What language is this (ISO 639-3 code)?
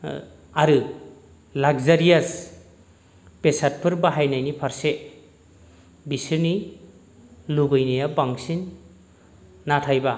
brx